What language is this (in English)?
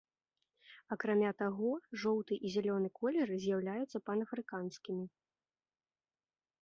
Belarusian